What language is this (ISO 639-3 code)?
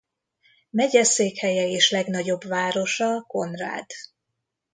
hun